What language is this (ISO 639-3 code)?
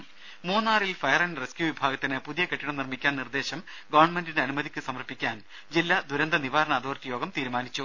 mal